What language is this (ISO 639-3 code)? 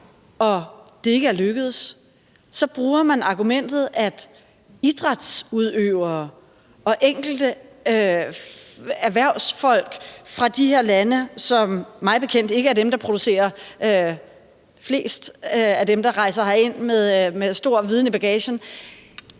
dan